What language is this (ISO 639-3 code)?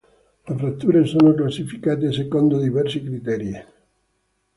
ita